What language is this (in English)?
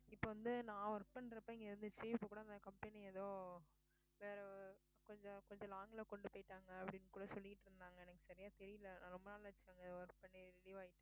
Tamil